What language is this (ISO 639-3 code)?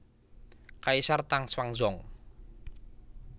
jav